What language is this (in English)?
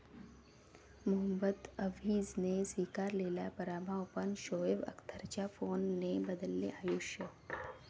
Marathi